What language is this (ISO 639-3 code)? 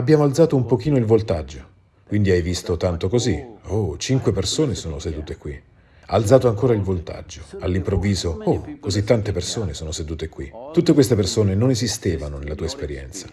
ita